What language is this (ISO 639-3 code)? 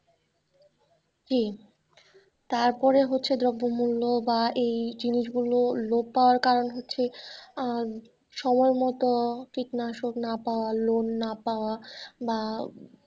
ben